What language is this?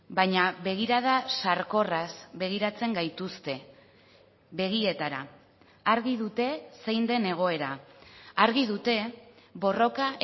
Basque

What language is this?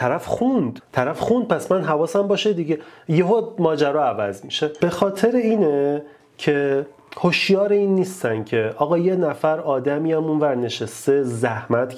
Persian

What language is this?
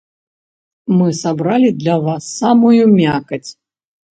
Belarusian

